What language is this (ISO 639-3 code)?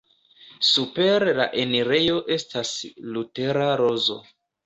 epo